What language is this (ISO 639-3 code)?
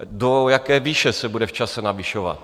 ces